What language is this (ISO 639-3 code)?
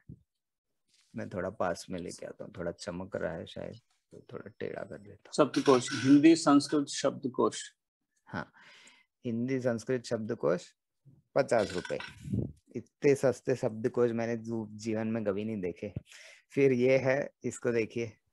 hin